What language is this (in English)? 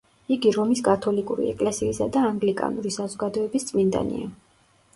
Georgian